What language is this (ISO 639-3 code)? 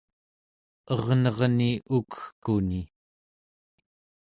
esu